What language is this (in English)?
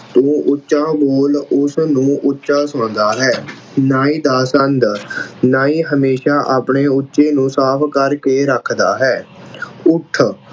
Punjabi